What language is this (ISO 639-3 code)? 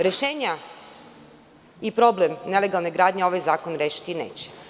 srp